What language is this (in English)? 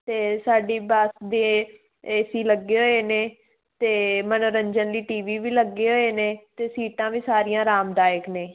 Punjabi